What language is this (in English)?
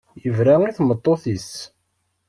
Kabyle